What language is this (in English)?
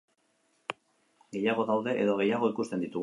Basque